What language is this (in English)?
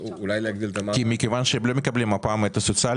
Hebrew